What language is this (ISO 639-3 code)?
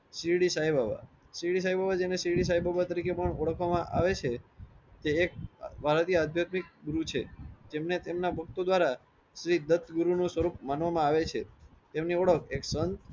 guj